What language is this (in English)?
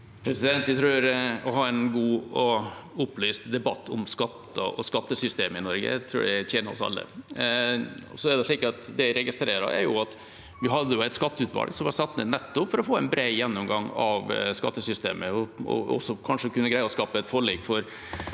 Norwegian